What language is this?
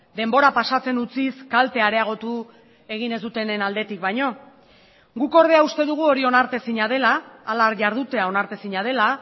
Basque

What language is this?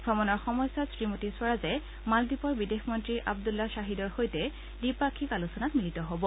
Assamese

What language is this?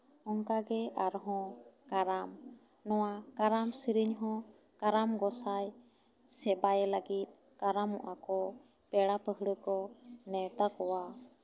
Santali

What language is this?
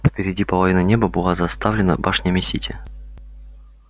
Russian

